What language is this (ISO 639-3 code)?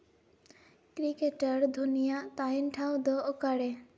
sat